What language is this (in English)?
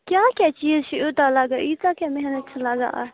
Kashmiri